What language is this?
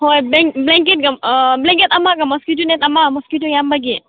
Manipuri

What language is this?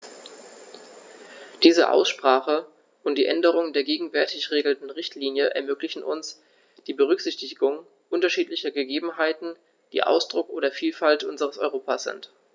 German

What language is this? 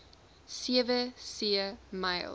Afrikaans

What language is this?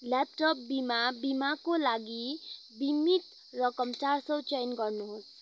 Nepali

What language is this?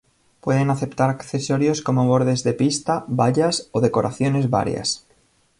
Spanish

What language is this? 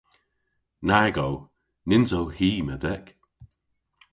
Cornish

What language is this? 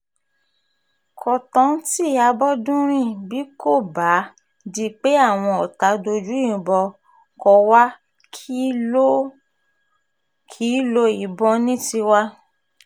Yoruba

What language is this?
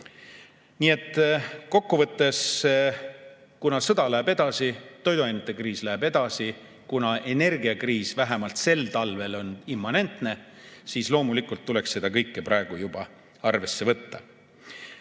Estonian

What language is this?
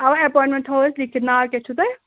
Kashmiri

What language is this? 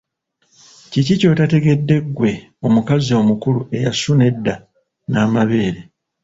Ganda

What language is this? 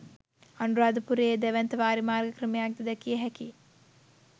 Sinhala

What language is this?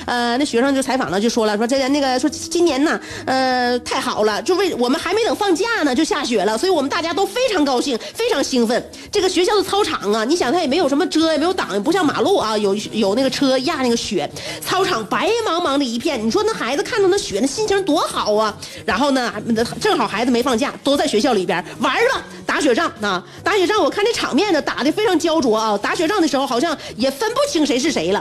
Chinese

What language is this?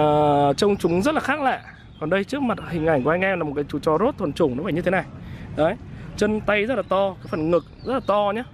Vietnamese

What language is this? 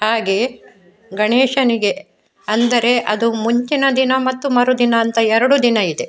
Kannada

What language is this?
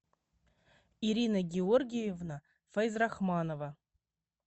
Russian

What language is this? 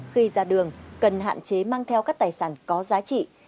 Vietnamese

